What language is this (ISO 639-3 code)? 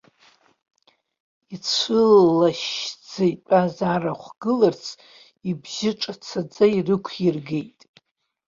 abk